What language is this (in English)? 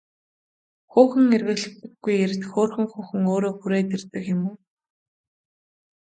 Mongolian